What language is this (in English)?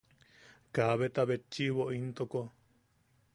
Yaqui